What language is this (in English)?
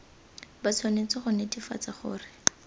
Tswana